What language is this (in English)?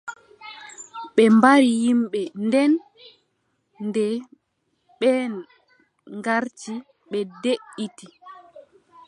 Adamawa Fulfulde